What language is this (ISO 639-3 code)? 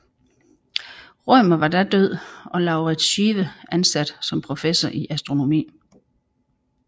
dan